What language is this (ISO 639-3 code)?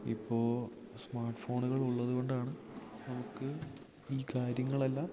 mal